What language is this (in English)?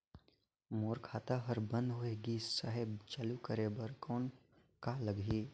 Chhattisgarhi